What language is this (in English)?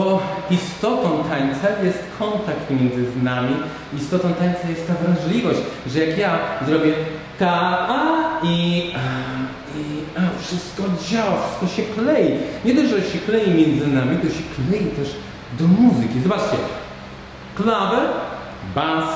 Polish